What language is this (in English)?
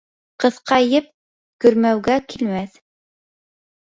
Bashkir